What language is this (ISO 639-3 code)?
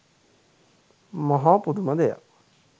sin